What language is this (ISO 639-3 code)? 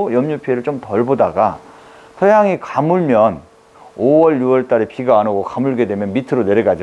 kor